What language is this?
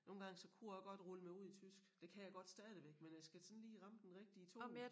Danish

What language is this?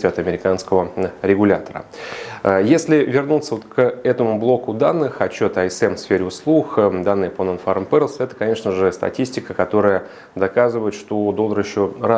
Russian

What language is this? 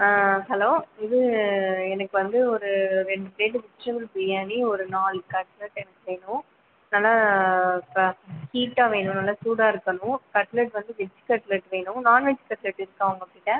Tamil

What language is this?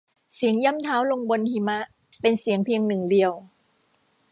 Thai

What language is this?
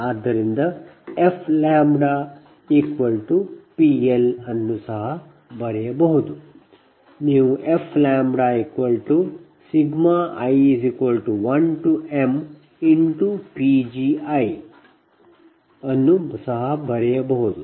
Kannada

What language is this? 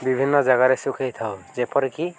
Odia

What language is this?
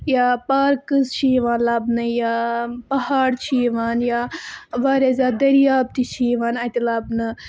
Kashmiri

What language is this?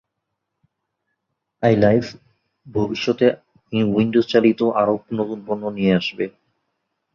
Bangla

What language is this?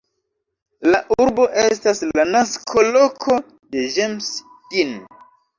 Esperanto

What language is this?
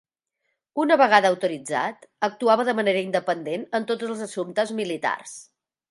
Catalan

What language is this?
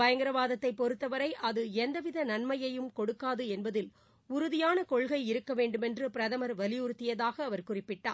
Tamil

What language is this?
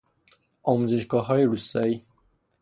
Persian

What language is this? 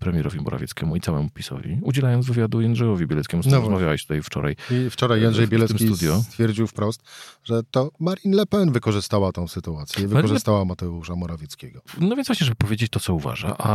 Polish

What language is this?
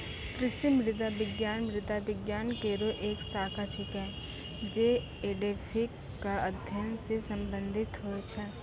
Maithili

